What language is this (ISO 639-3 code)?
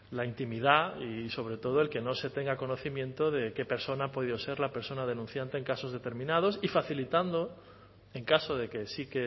spa